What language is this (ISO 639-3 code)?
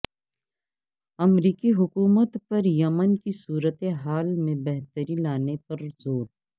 urd